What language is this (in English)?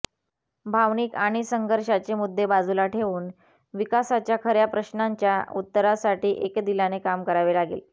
Marathi